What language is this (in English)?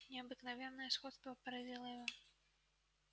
Russian